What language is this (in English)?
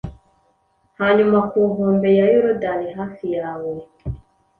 Kinyarwanda